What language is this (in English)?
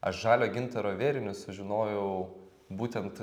Lithuanian